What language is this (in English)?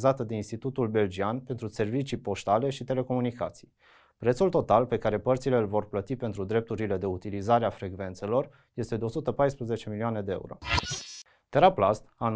Romanian